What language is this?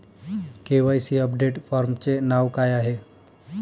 Marathi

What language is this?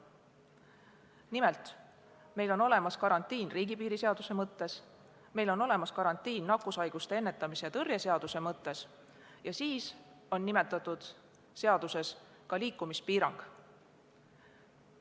Estonian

